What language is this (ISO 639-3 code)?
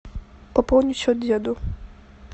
rus